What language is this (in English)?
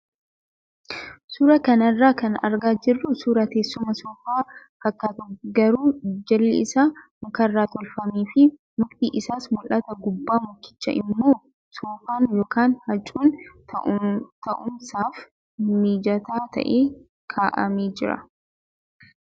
Oromo